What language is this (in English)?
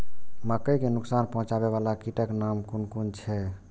Maithili